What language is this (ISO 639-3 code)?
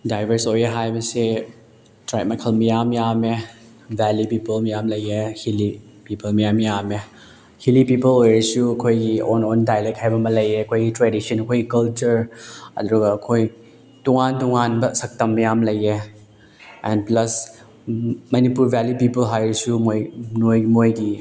mni